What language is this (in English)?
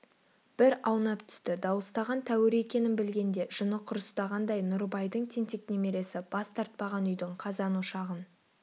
Kazakh